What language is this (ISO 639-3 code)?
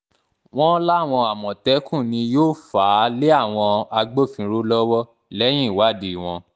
yor